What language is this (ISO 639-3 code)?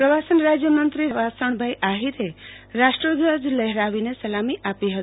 guj